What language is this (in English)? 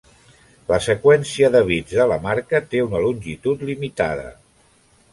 Catalan